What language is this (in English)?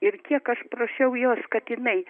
Lithuanian